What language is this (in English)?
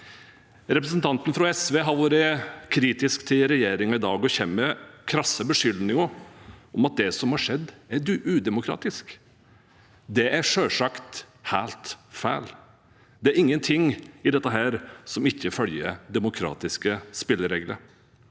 Norwegian